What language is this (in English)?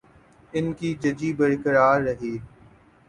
Urdu